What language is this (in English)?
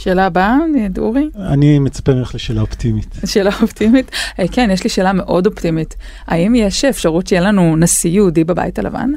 Hebrew